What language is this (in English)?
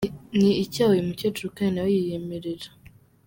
Kinyarwanda